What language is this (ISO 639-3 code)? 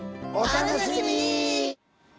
jpn